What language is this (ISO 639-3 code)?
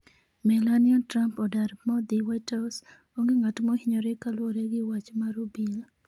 luo